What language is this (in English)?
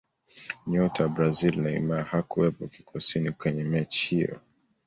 Swahili